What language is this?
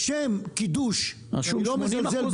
Hebrew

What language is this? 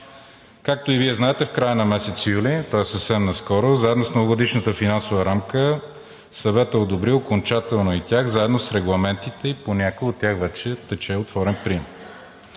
Bulgarian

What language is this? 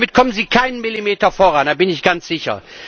German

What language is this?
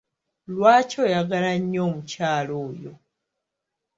Ganda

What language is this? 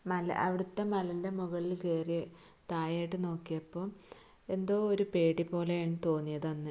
Malayalam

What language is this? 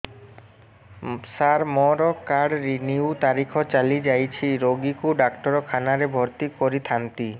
Odia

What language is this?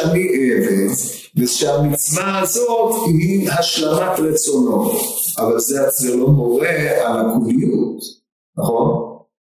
Hebrew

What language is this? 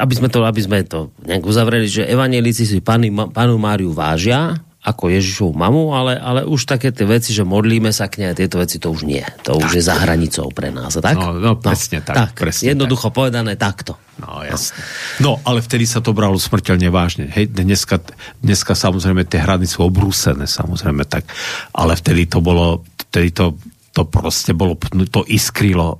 Slovak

